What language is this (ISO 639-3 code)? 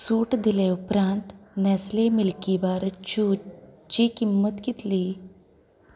kok